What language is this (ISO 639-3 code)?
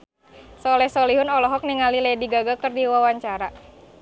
sun